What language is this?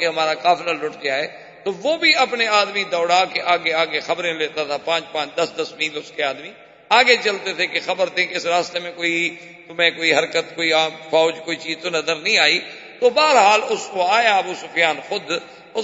Urdu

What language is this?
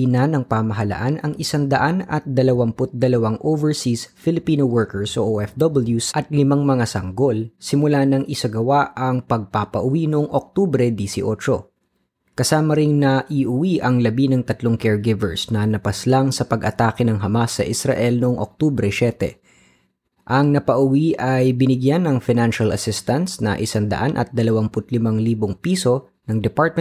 Filipino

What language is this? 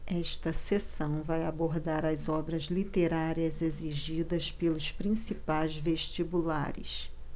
Portuguese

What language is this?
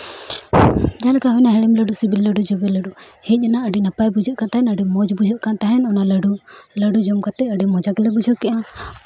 Santali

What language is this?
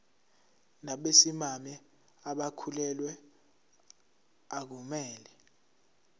Zulu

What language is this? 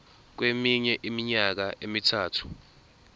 Zulu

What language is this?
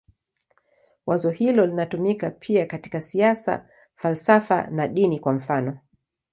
Swahili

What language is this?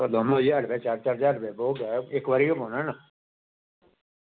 Dogri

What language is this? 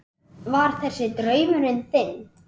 Icelandic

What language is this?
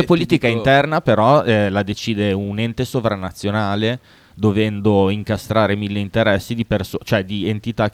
Italian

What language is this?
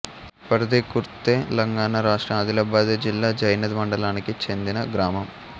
Telugu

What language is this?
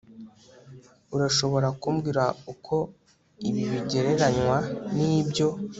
Kinyarwanda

